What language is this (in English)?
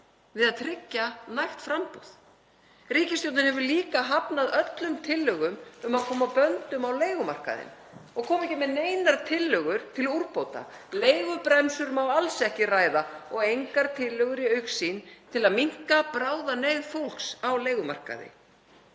Icelandic